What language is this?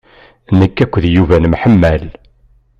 Kabyle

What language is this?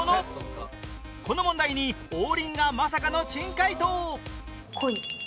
Japanese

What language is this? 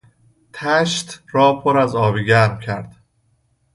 Persian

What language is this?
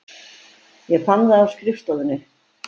Icelandic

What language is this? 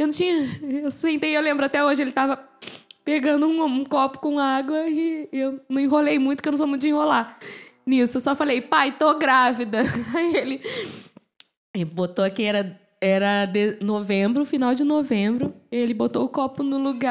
Portuguese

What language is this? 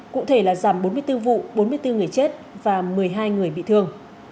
Vietnamese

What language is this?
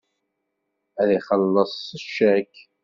Kabyle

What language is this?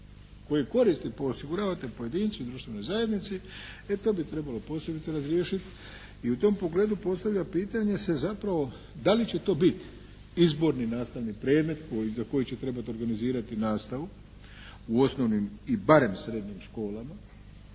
Croatian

